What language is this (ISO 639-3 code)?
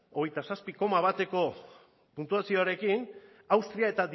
eus